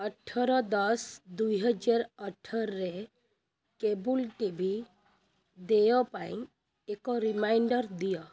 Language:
Odia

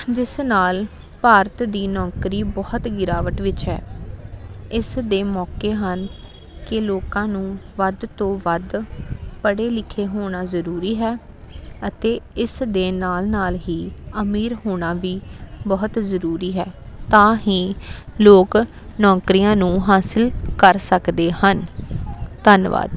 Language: Punjabi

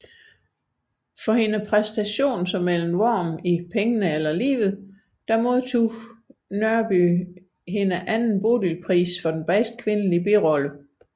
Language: Danish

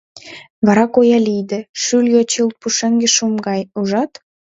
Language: Mari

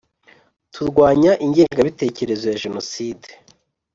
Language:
Kinyarwanda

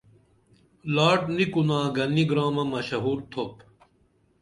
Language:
Dameli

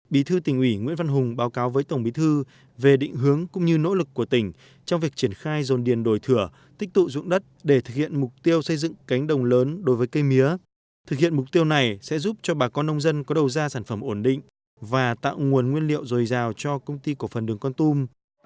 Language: Vietnamese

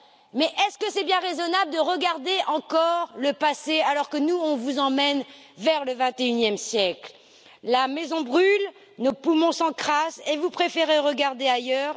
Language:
French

